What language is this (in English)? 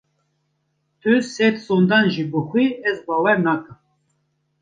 Kurdish